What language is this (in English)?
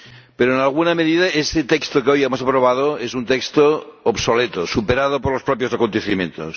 Spanish